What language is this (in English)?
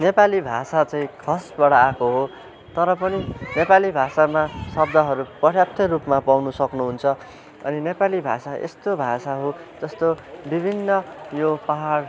Nepali